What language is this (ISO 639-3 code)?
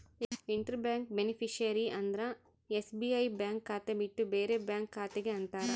kan